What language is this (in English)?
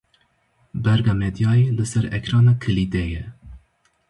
Kurdish